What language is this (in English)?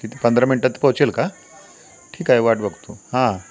Marathi